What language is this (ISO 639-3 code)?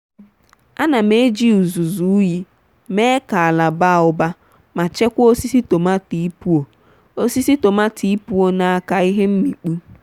ibo